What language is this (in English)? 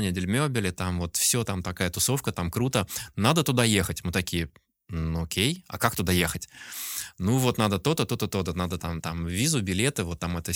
Russian